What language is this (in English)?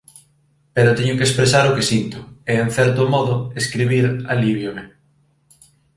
Galician